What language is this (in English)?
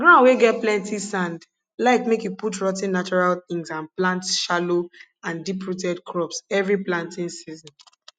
Nigerian Pidgin